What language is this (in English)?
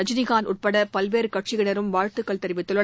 Tamil